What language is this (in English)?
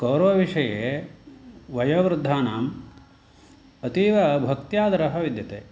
Sanskrit